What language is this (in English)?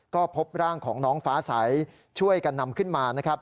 Thai